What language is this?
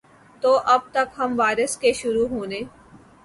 Urdu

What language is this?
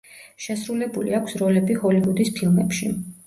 Georgian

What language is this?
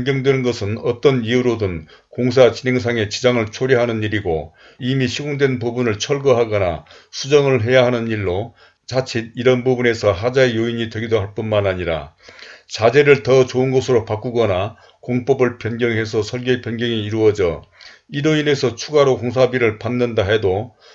Korean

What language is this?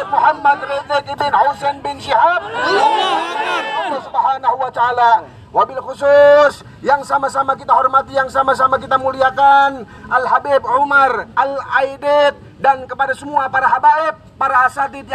Indonesian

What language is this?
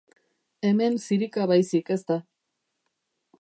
Basque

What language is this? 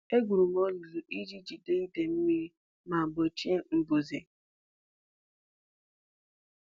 Igbo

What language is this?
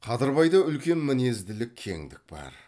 Kazakh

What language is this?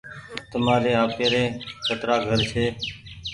Goaria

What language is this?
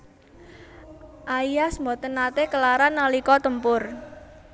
Javanese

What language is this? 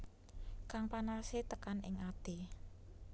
Javanese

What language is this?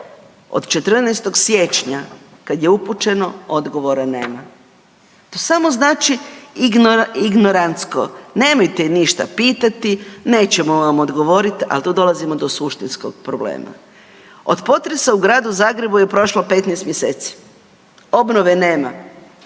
Croatian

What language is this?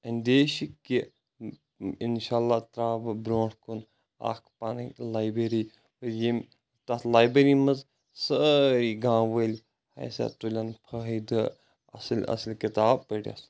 Kashmiri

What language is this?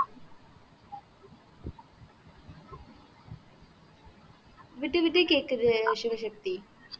Tamil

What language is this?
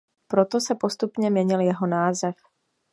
Czech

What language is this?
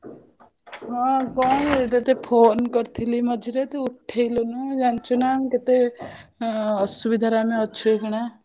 Odia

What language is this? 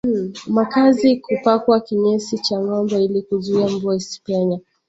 Swahili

